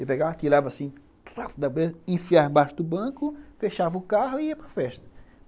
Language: Portuguese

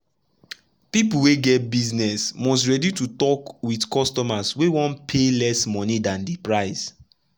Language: Nigerian Pidgin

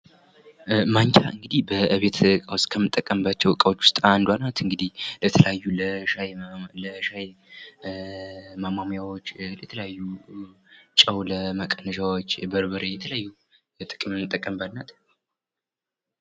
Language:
Amharic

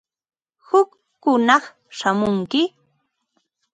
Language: Ambo-Pasco Quechua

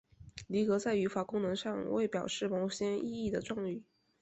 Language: Chinese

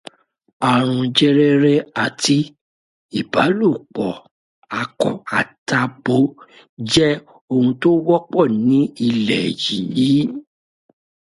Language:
Yoruba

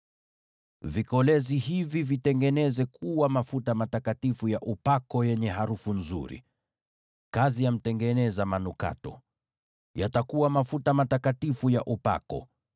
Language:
Swahili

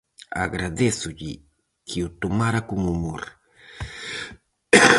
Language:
Galician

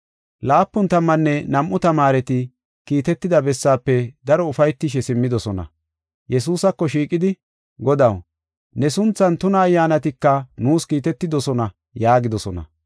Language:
Gofa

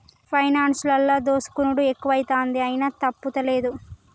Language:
Telugu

